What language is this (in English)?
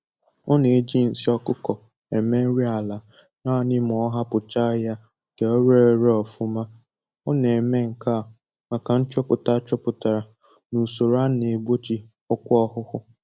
Igbo